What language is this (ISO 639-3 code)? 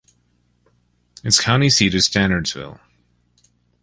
eng